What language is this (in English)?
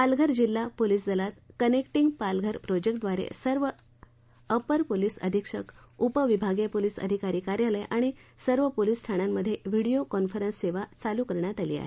Marathi